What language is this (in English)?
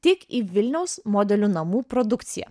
Lithuanian